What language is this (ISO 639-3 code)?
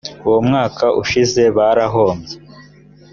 kin